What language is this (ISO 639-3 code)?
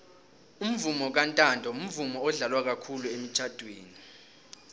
nbl